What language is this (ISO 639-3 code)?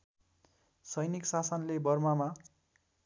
nep